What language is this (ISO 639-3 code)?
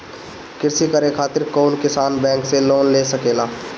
bho